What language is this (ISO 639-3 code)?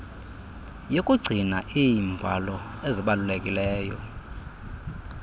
xho